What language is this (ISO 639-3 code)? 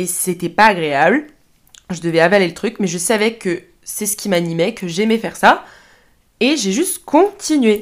fra